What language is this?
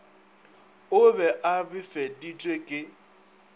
Northern Sotho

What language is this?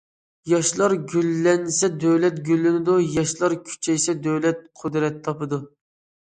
Uyghur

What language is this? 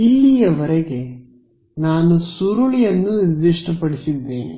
Kannada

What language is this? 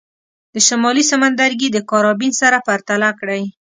Pashto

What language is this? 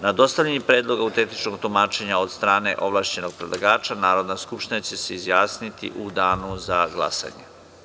Serbian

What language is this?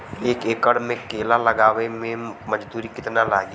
Bhojpuri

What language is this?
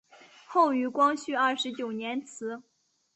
Chinese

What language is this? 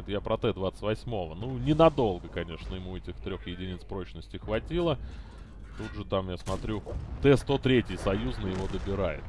Russian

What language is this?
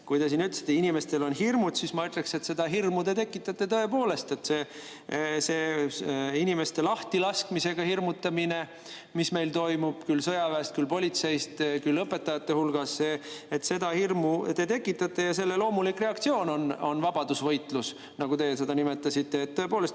Estonian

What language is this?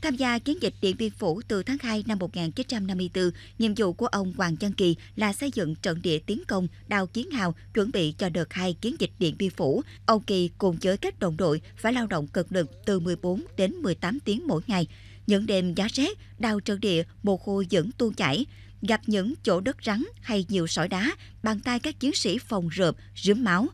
Vietnamese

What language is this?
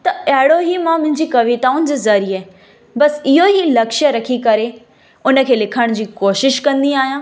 Sindhi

